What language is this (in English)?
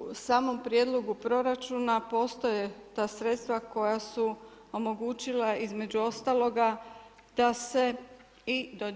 Croatian